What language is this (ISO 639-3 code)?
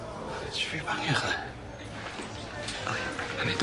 cym